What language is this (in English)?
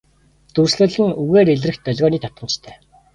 Mongolian